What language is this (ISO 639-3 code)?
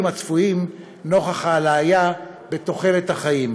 heb